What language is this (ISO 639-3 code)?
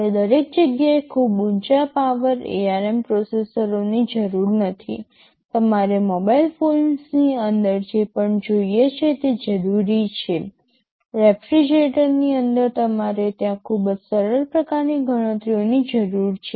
guj